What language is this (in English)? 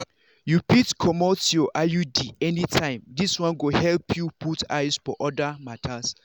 Nigerian Pidgin